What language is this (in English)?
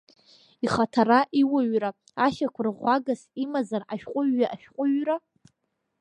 Abkhazian